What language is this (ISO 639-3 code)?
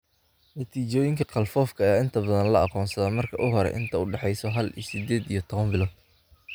som